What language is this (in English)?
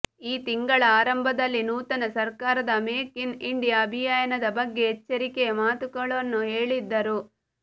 Kannada